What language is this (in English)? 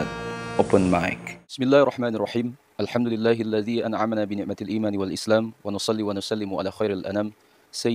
Indonesian